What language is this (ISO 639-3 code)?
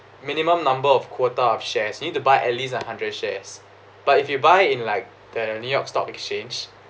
eng